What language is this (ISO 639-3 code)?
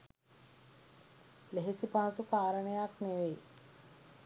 sin